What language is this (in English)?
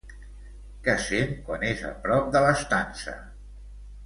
Catalan